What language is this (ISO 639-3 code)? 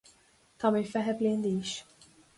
gle